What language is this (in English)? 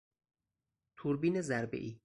Persian